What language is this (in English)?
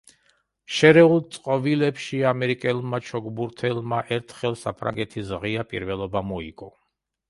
Georgian